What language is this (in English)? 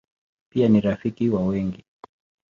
Swahili